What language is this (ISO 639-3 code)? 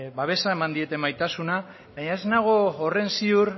eus